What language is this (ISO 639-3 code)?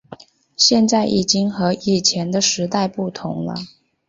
zho